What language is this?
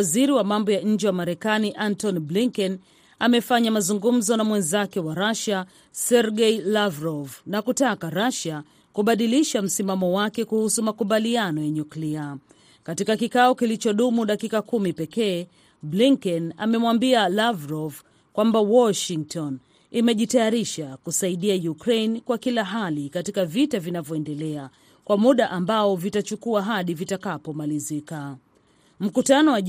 Swahili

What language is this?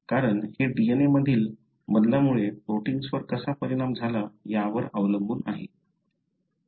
Marathi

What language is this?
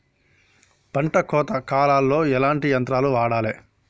Telugu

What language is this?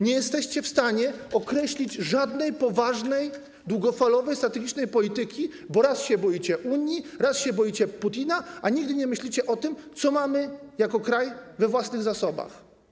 Polish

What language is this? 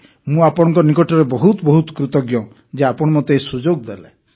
Odia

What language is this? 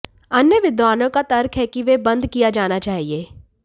Hindi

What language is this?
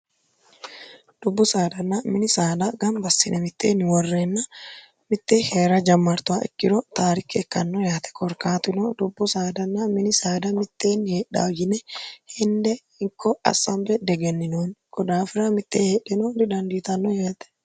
Sidamo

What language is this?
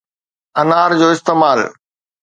Sindhi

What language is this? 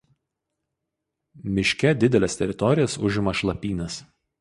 Lithuanian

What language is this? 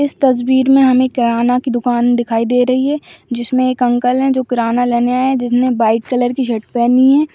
Magahi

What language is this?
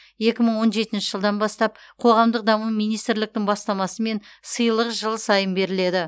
Kazakh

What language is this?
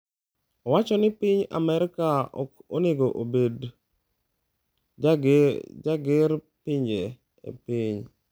Luo (Kenya and Tanzania)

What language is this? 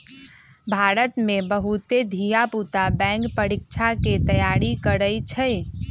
Magahi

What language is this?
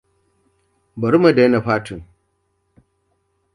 Hausa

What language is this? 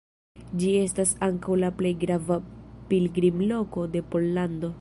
Esperanto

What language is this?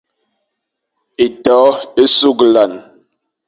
Fang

